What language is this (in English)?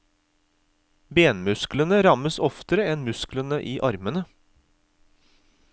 Norwegian